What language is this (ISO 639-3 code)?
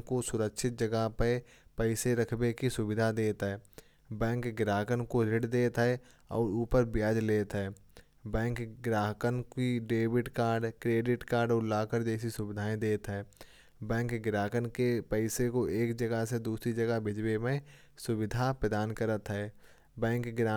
bjj